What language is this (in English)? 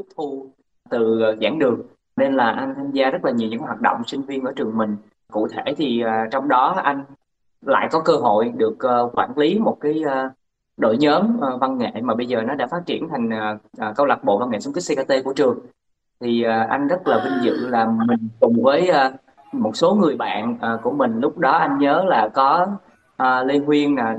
Vietnamese